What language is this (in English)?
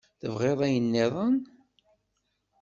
Kabyle